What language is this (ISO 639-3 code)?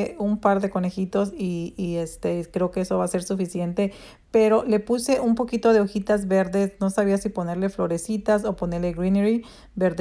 spa